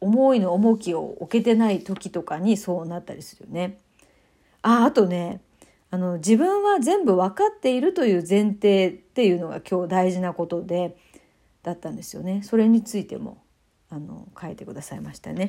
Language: Japanese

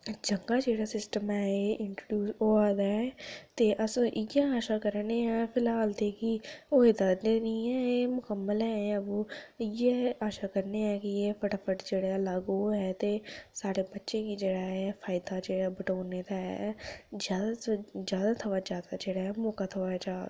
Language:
Dogri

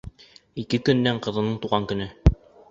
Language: Bashkir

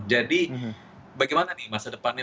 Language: Indonesian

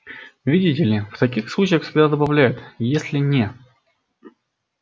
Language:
Russian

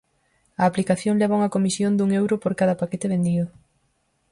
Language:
Galician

